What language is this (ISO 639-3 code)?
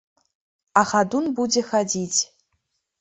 bel